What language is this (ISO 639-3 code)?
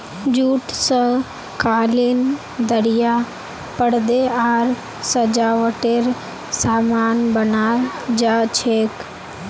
mag